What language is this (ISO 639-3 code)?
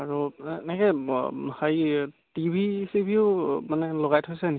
asm